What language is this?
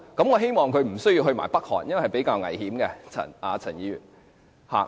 Cantonese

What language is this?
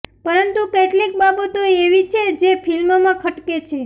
Gujarati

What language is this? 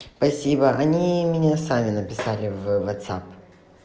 Russian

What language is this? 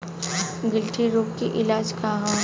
Bhojpuri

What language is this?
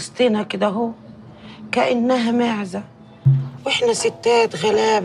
Arabic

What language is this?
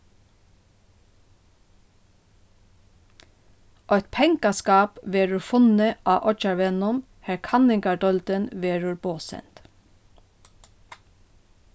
Faroese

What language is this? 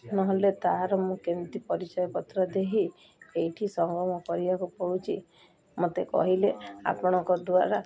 Odia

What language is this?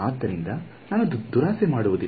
Kannada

